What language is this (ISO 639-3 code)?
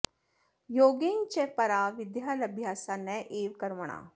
san